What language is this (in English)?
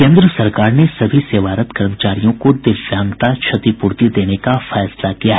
Hindi